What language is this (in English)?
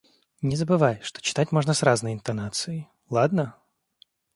Russian